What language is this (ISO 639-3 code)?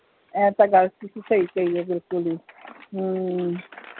pan